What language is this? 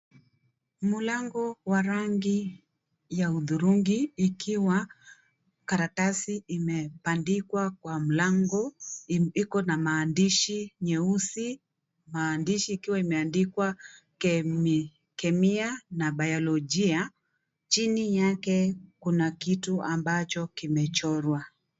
Swahili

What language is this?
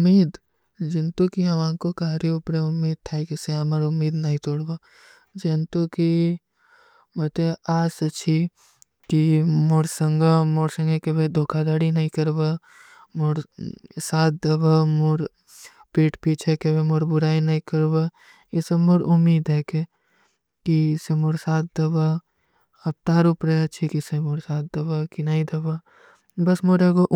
Kui (India)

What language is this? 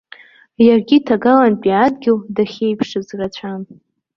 Abkhazian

